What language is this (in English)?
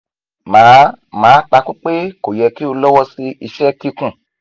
Yoruba